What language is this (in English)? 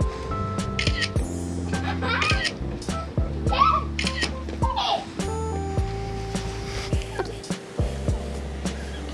Korean